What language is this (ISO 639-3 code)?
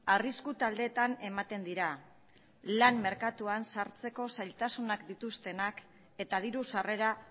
eus